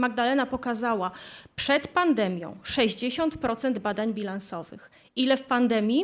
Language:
Polish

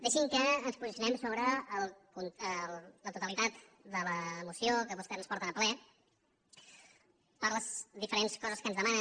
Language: Catalan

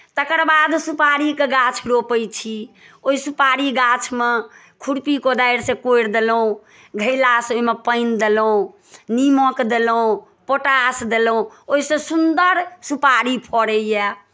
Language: Maithili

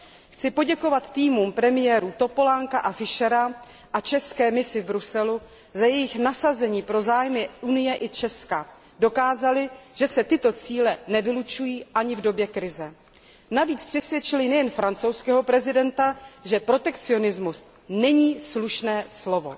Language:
Czech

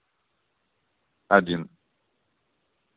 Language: Russian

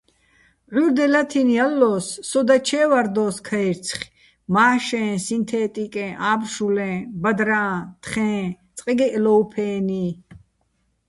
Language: Bats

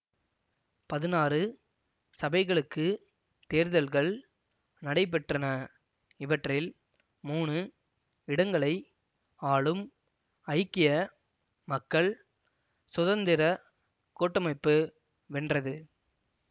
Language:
Tamil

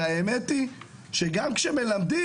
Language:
Hebrew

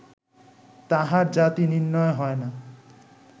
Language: Bangla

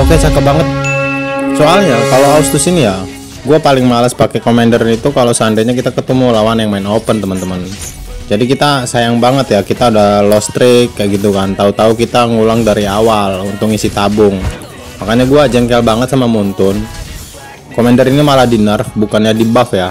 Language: Indonesian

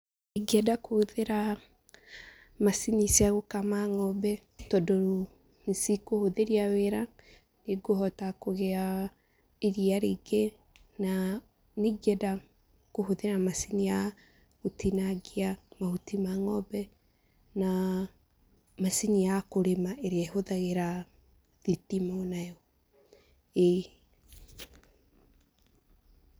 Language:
Kikuyu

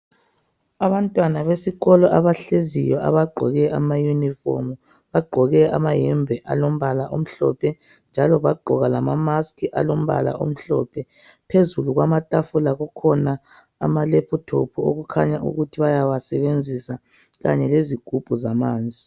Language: North Ndebele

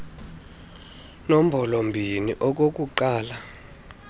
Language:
Xhosa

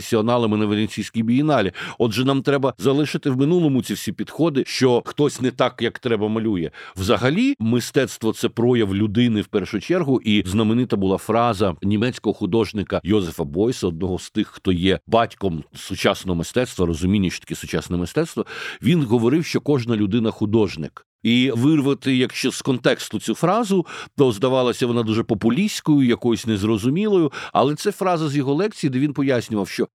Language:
Ukrainian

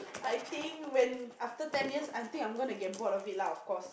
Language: English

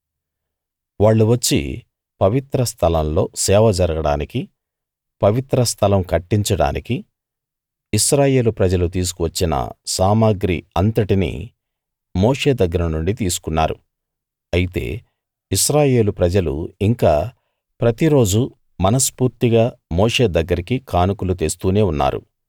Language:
Telugu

